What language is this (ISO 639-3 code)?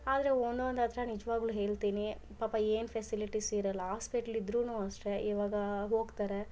kan